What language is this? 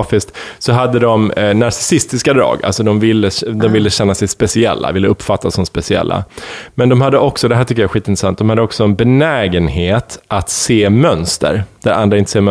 Swedish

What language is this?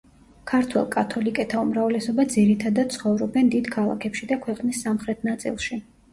Georgian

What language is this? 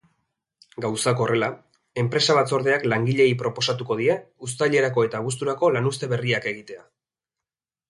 Basque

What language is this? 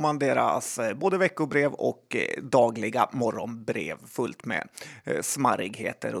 Swedish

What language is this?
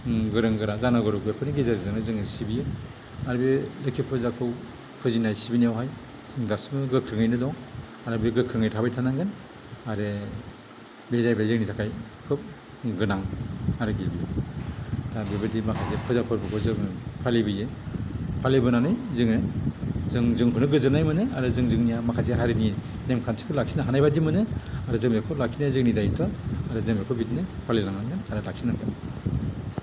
Bodo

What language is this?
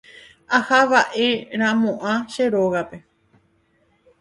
Guarani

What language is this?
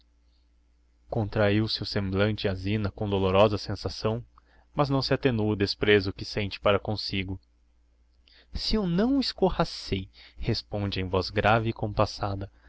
Portuguese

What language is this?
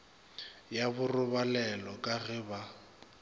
Northern Sotho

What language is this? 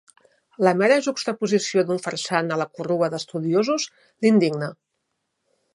Catalan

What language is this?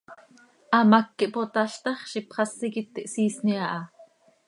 Seri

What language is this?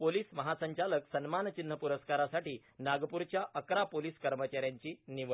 Marathi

